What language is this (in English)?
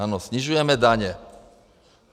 Czech